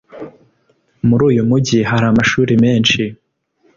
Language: Kinyarwanda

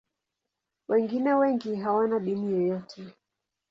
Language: Swahili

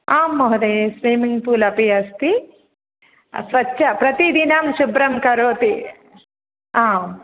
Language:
Sanskrit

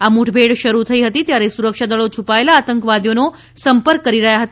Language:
Gujarati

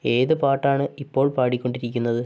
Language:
Malayalam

